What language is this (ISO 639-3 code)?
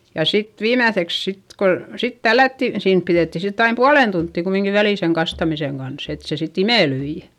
fin